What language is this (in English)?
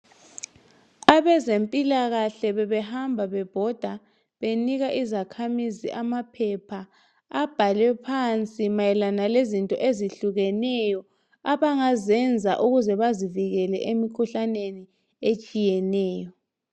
North Ndebele